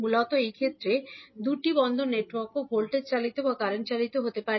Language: Bangla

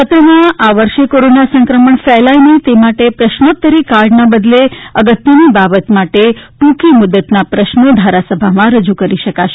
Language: Gujarati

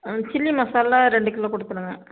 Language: Tamil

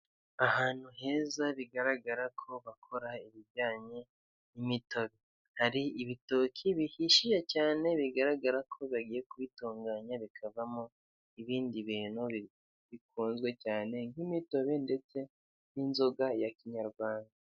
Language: Kinyarwanda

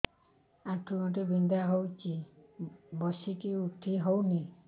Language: Odia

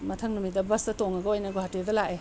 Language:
Manipuri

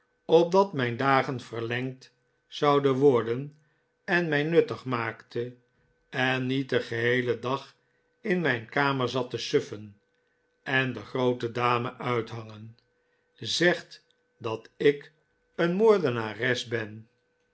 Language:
Dutch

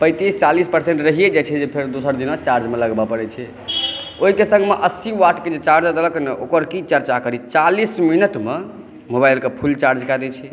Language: Maithili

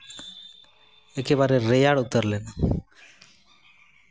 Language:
Santali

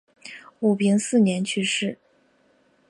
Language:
Chinese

